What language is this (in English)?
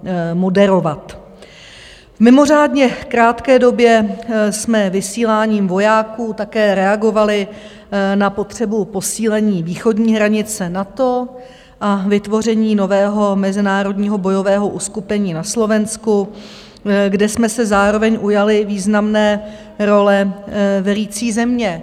Czech